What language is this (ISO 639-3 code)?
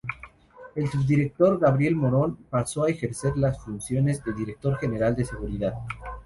spa